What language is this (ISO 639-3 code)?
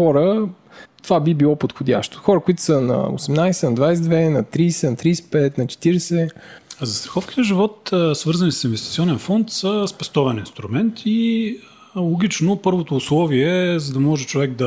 bul